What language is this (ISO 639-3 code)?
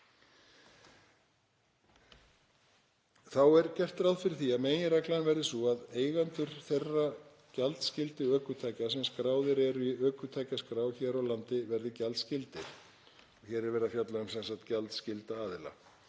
isl